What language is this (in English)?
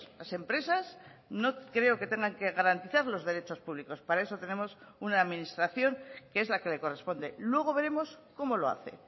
Spanish